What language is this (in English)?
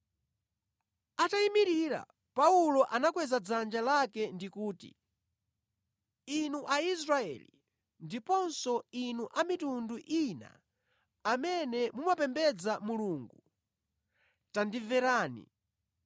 Nyanja